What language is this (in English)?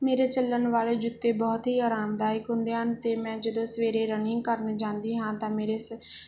Punjabi